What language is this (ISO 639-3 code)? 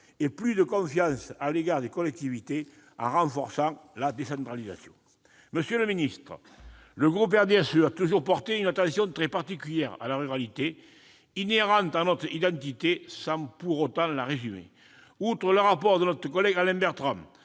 fra